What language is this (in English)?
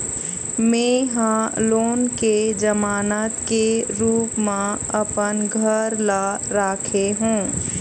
Chhattisgarhi